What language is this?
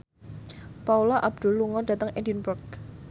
Javanese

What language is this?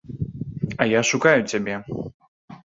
Belarusian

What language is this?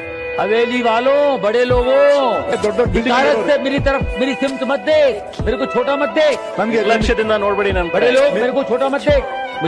Hindi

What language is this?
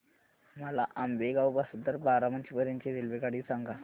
Marathi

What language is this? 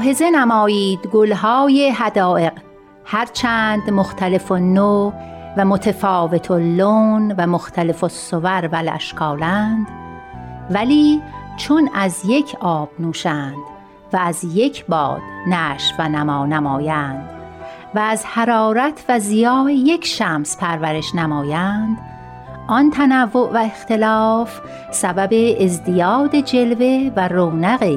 Persian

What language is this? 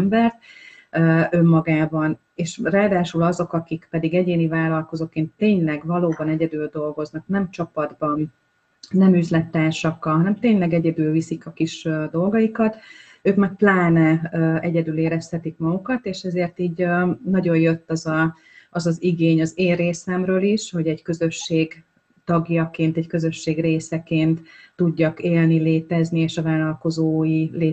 Hungarian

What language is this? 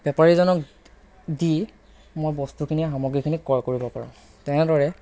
Assamese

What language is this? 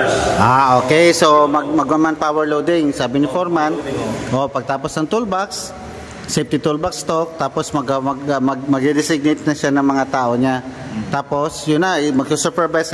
Filipino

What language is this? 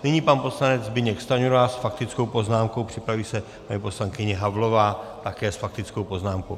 Czech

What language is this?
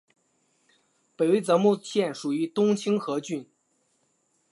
Chinese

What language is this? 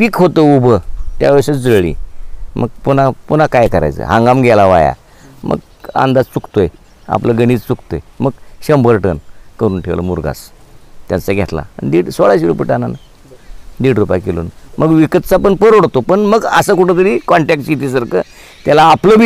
Romanian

